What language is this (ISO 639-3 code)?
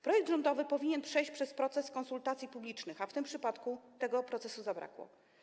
pol